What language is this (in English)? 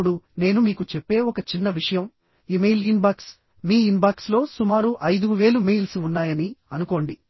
Telugu